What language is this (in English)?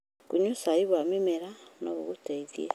Kikuyu